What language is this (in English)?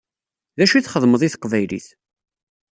Kabyle